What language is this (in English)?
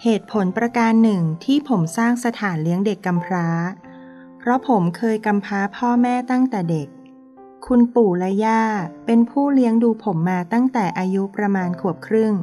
Thai